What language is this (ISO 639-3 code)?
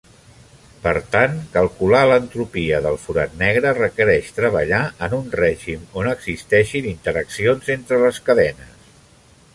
cat